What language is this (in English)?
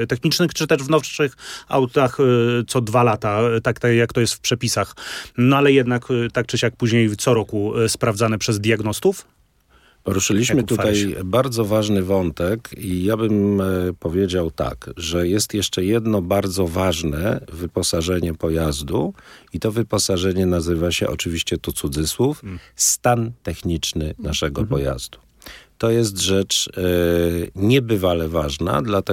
Polish